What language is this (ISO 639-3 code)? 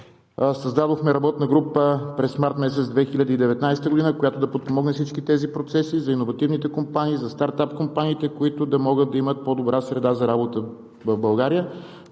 bul